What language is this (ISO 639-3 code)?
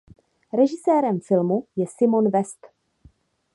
ces